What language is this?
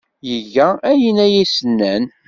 Kabyle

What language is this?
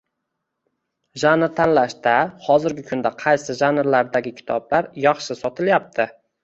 Uzbek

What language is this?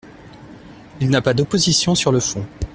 French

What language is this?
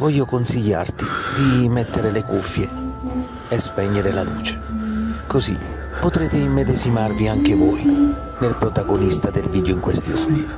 Italian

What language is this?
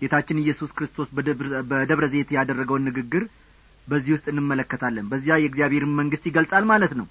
Amharic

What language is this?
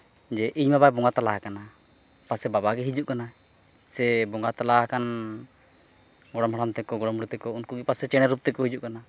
Santali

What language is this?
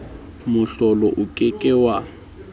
Southern Sotho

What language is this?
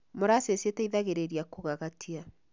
Kikuyu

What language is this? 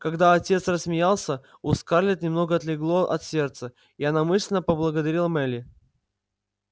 Russian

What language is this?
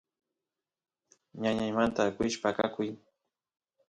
Santiago del Estero Quichua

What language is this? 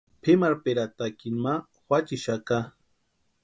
Western Highland Purepecha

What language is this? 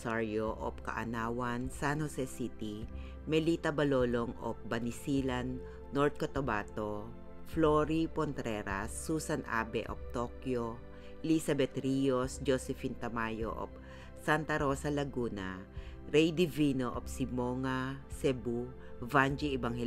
Filipino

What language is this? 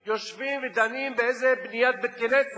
Hebrew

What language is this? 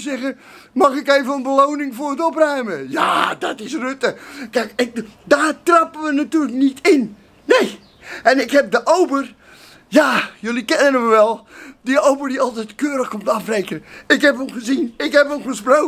Dutch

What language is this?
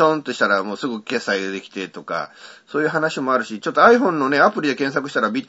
Japanese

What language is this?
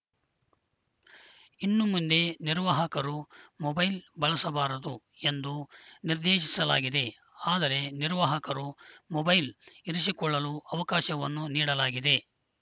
Kannada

